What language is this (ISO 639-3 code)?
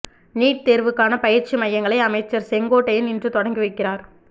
tam